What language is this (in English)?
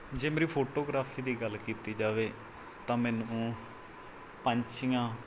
Punjabi